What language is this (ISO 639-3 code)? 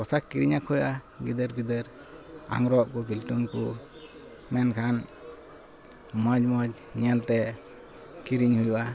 sat